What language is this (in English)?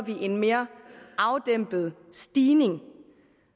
Danish